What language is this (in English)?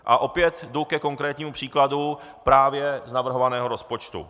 Czech